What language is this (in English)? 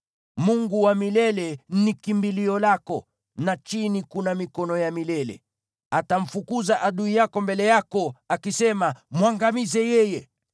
Swahili